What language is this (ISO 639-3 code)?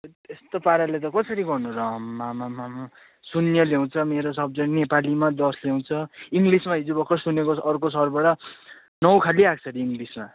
nep